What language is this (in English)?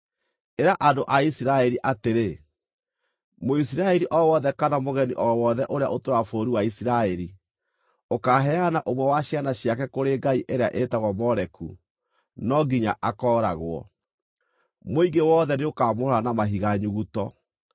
Kikuyu